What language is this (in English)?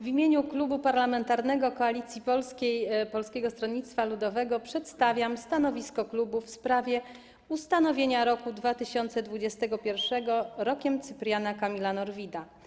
Polish